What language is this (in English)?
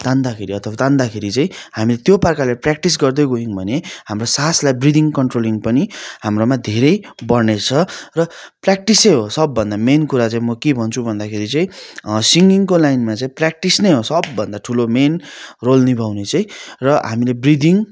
Nepali